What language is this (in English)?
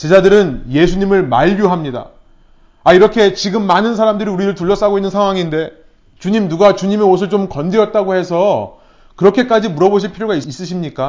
Korean